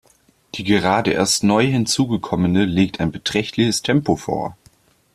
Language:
German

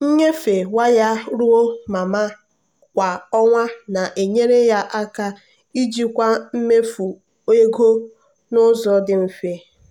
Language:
Igbo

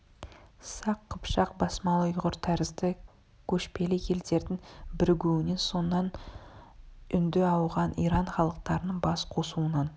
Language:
Kazakh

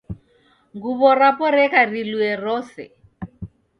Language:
Taita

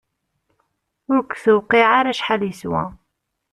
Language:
Kabyle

